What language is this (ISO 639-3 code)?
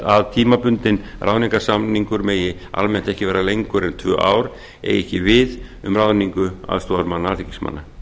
isl